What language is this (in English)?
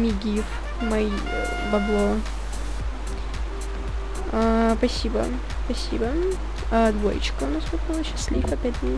Russian